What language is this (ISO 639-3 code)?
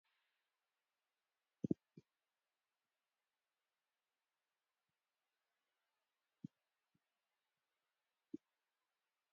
tir